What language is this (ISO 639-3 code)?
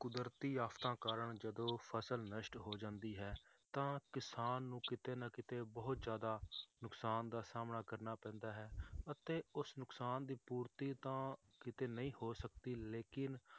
pan